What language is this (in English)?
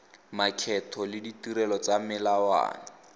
Tswana